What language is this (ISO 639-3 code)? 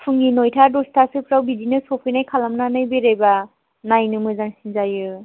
brx